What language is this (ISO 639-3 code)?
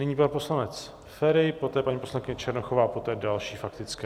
ces